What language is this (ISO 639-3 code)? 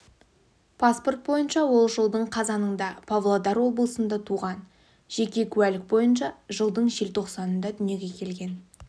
kaz